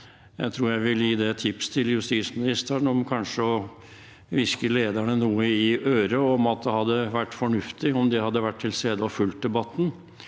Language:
Norwegian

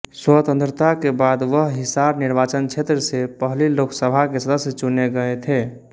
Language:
Hindi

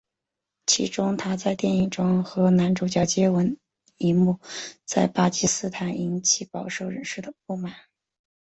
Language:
Chinese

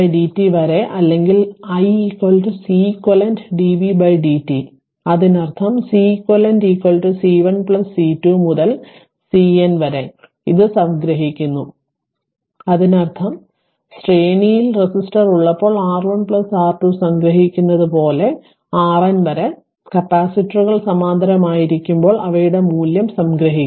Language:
Malayalam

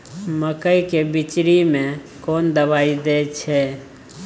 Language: Maithili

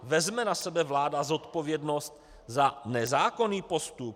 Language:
Czech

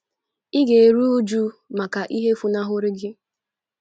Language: Igbo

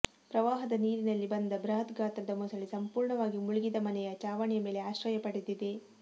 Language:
Kannada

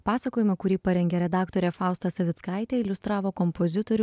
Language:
Lithuanian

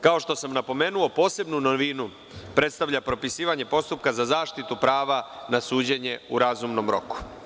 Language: Serbian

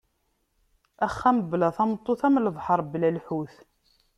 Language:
Kabyle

